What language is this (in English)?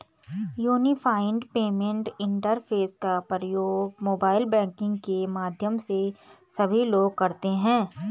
Hindi